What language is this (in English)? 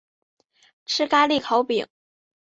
Chinese